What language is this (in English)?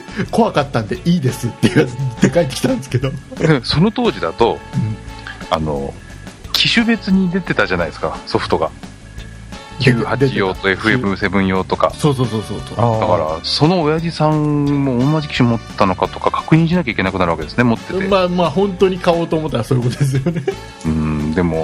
Japanese